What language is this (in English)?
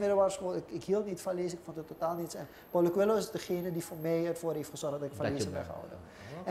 Dutch